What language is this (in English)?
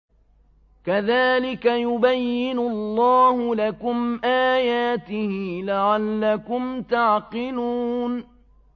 Arabic